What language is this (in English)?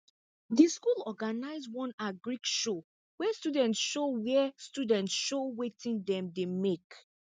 Nigerian Pidgin